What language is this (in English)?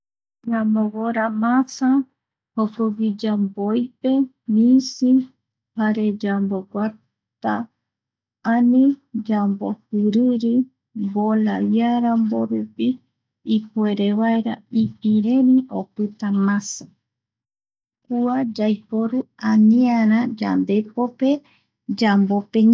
Eastern Bolivian Guaraní